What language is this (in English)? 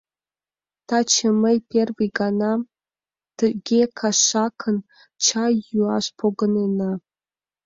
Mari